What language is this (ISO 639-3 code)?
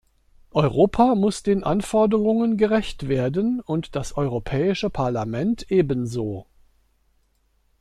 deu